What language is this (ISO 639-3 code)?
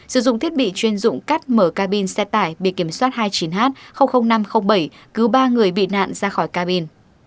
vie